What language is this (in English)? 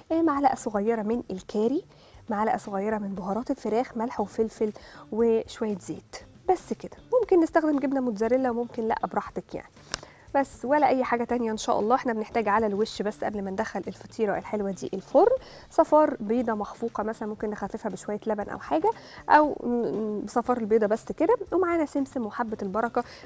Arabic